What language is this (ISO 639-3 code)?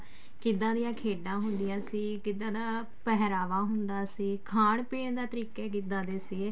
pan